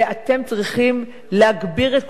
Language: Hebrew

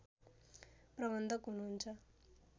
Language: Nepali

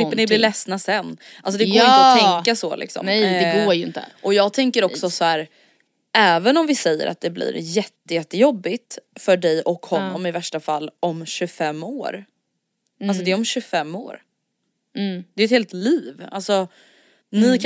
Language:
Swedish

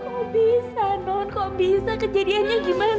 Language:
Indonesian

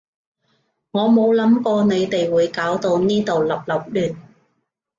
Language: Cantonese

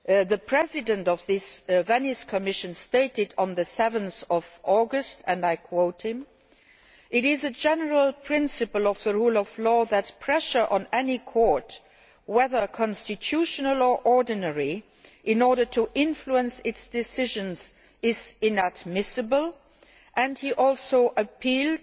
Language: English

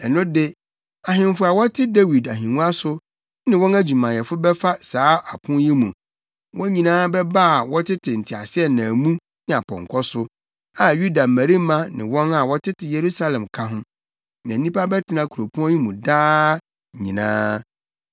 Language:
Akan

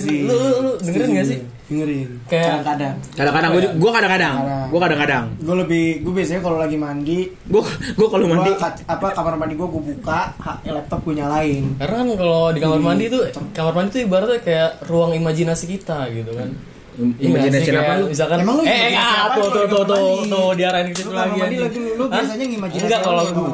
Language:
Indonesian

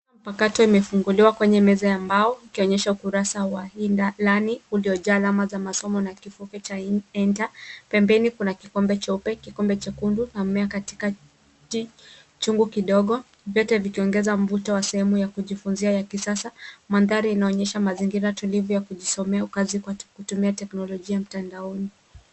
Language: Swahili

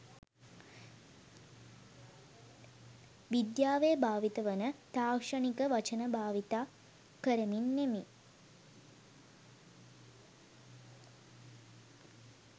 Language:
Sinhala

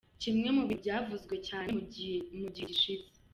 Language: Kinyarwanda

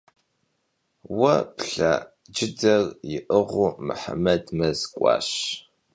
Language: Kabardian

